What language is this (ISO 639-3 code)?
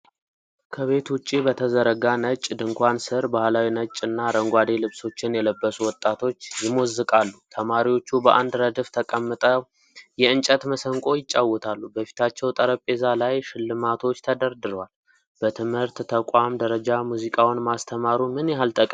amh